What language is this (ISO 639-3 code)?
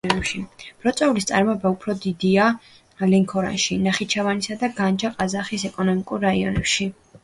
kat